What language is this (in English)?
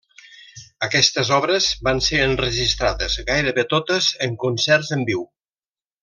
Catalan